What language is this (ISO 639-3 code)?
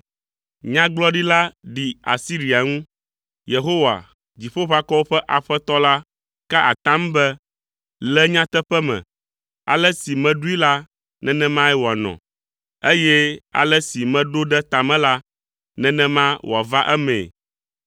ewe